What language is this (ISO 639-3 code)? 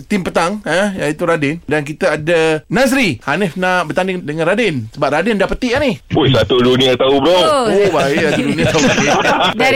msa